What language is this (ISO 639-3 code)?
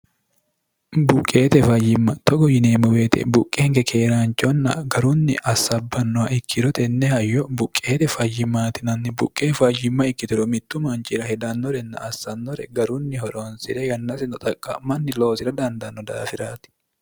sid